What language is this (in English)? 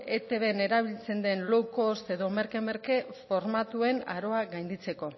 Basque